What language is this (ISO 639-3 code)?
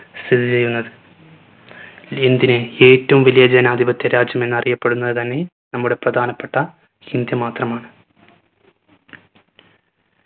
mal